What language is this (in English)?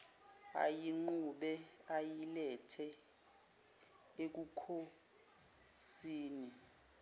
Zulu